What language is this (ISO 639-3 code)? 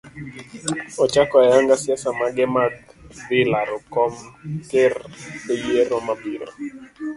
luo